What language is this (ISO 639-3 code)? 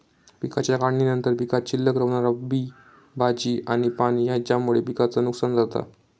mar